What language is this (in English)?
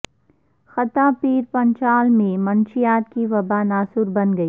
Urdu